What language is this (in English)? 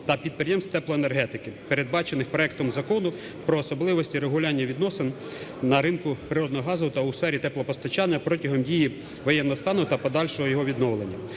Ukrainian